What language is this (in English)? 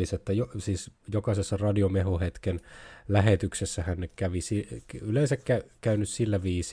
Finnish